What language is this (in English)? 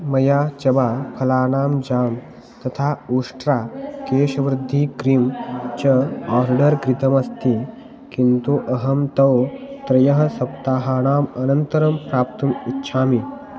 Sanskrit